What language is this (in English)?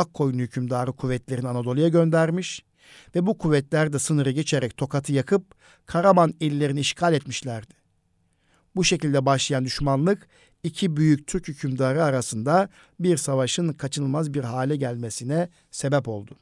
Turkish